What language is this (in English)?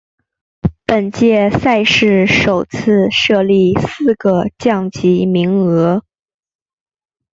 Chinese